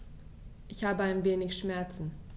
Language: German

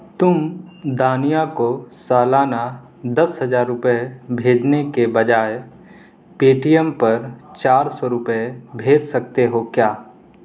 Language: Urdu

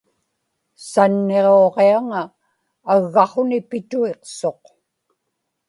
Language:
Inupiaq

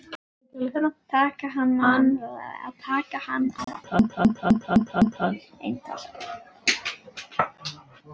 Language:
Icelandic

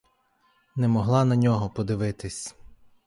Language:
Ukrainian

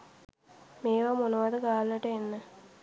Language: Sinhala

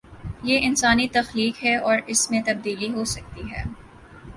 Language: Urdu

